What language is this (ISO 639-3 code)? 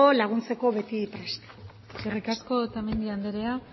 eus